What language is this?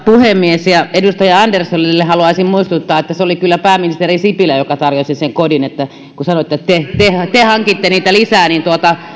Finnish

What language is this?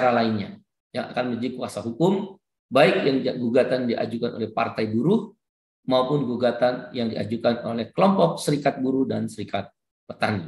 Indonesian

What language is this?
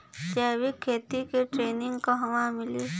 Bhojpuri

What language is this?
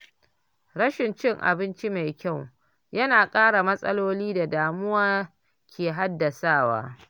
Hausa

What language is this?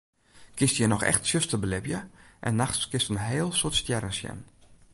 Western Frisian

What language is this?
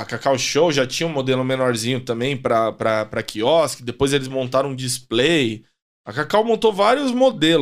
Portuguese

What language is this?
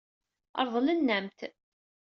Kabyle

